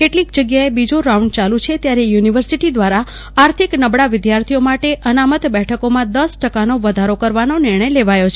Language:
Gujarati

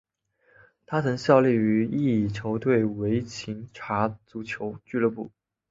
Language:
Chinese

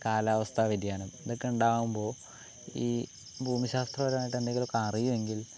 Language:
Malayalam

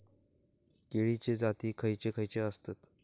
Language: Marathi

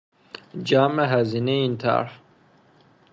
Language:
Persian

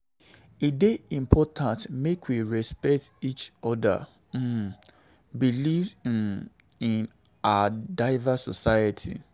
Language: Nigerian Pidgin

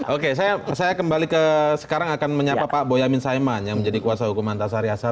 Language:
Indonesian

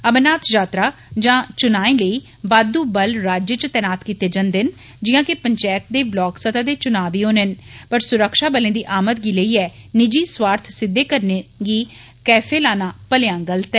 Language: Dogri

